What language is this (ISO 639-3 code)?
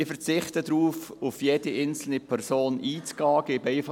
gsw